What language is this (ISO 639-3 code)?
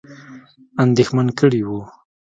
pus